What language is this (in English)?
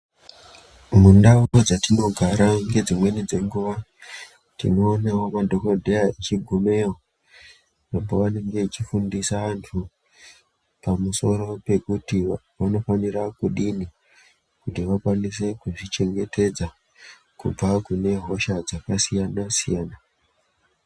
Ndau